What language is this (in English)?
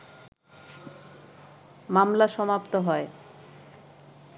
Bangla